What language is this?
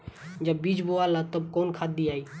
Bhojpuri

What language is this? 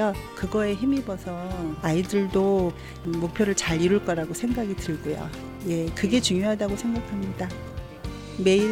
Korean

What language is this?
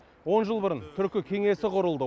Kazakh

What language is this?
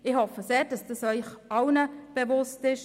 Swiss German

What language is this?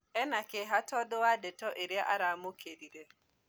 Kikuyu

